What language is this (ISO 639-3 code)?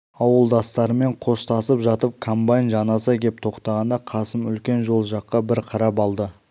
kaz